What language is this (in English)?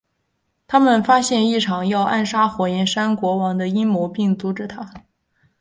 Chinese